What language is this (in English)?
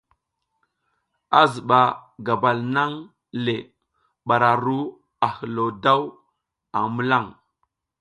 South Giziga